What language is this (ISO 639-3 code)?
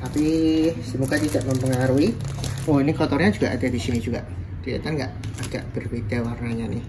ind